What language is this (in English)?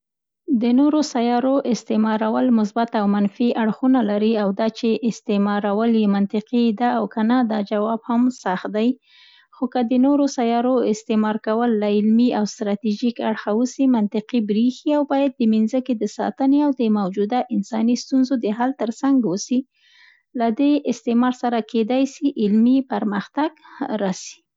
Central Pashto